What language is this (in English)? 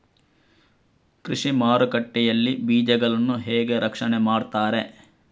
Kannada